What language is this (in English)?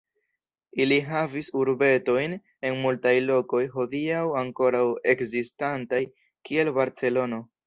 Esperanto